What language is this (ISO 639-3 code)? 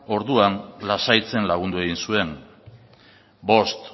eus